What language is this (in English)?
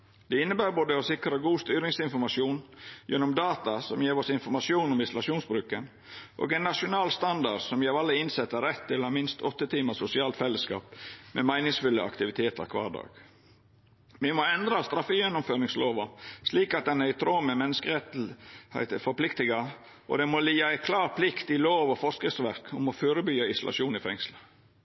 Norwegian Nynorsk